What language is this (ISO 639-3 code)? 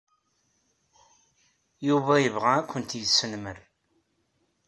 kab